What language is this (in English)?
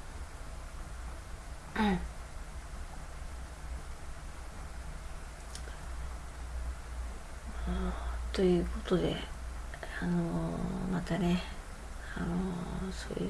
Japanese